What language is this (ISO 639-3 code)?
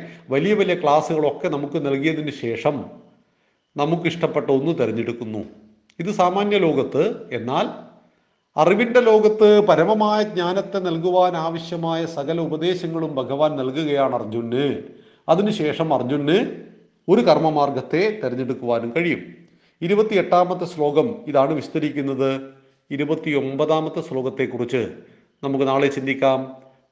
mal